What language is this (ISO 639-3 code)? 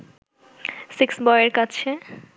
ben